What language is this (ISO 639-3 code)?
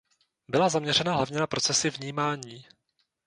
ces